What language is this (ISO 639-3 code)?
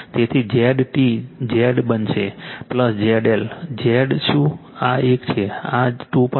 guj